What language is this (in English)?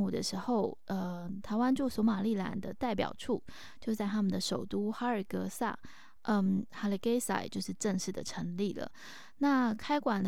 Chinese